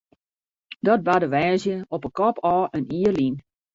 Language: Western Frisian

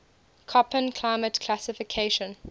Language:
English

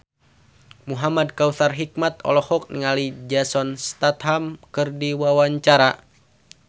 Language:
Sundanese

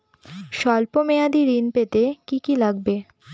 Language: Bangla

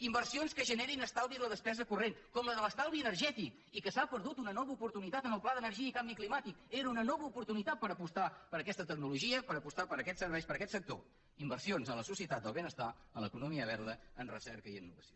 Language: Catalan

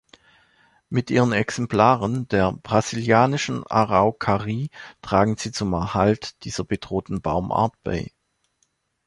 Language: German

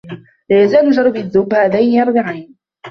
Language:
Arabic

